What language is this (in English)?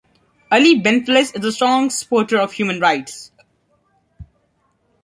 English